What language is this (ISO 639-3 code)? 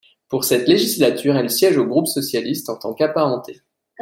fra